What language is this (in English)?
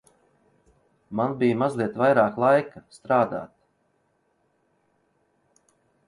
Latvian